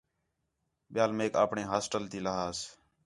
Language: Khetrani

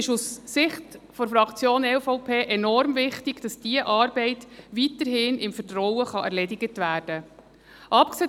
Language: Swiss German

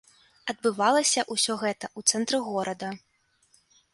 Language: Belarusian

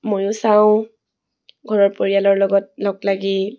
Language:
Assamese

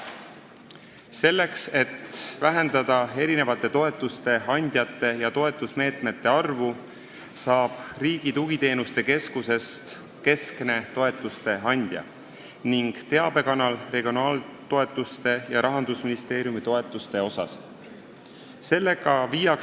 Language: Estonian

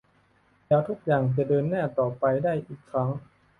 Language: Thai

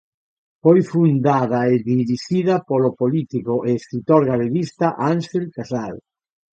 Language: Galician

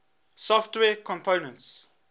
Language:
English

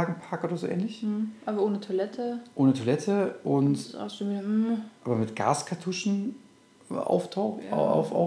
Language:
German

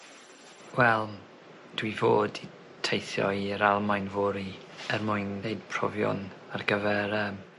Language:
Welsh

